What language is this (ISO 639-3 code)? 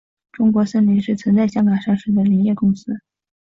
zho